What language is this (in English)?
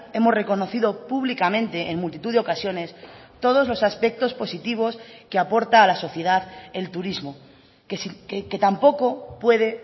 Spanish